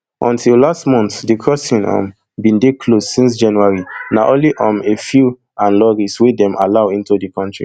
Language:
Nigerian Pidgin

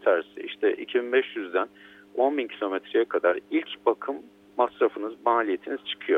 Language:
Turkish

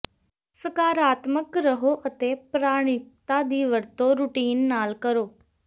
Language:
Punjabi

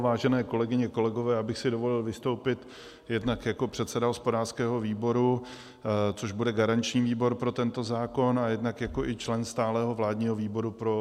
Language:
Czech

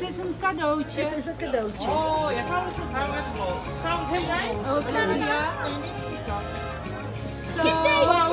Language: Dutch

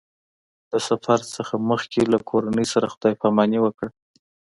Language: Pashto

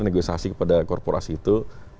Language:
Indonesian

